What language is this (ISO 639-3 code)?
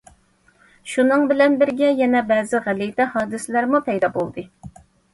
uig